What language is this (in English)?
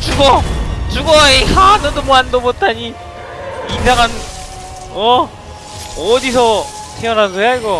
Korean